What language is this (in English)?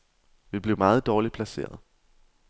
Danish